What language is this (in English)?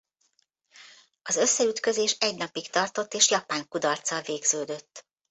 Hungarian